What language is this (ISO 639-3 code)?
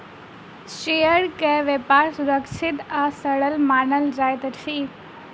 mai